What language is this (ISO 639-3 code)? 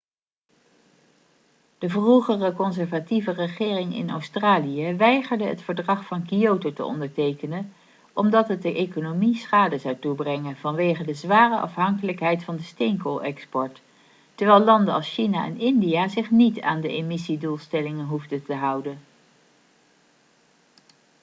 nld